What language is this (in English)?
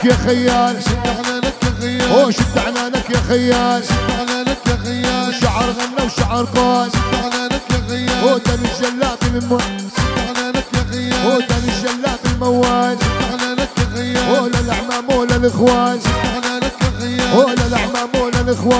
Arabic